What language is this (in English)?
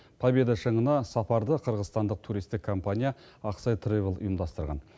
Kazakh